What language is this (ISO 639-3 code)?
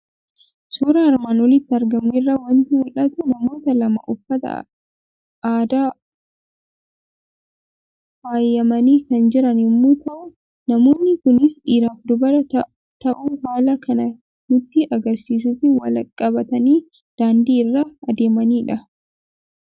orm